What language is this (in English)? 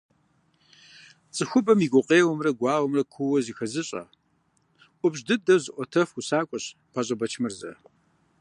Kabardian